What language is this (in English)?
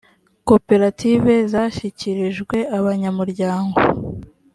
Kinyarwanda